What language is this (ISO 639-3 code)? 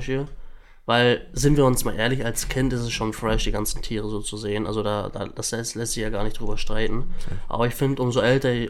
deu